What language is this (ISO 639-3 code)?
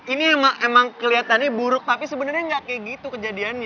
ind